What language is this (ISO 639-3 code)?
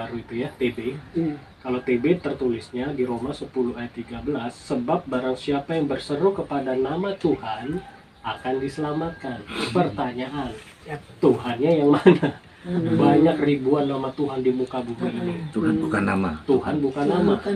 ind